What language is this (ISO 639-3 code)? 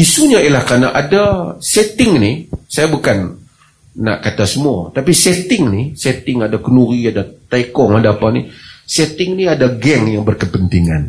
msa